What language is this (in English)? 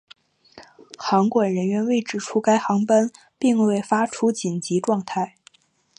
Chinese